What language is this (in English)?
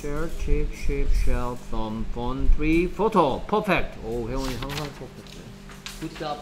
Korean